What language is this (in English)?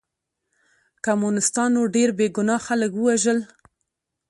Pashto